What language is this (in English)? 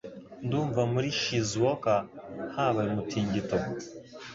Kinyarwanda